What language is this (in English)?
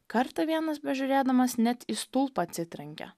Lithuanian